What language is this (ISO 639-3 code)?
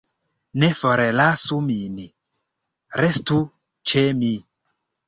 epo